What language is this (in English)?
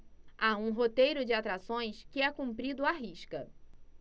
Portuguese